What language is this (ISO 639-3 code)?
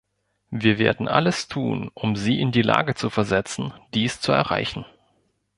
deu